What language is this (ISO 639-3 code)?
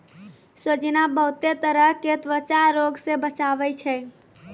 mai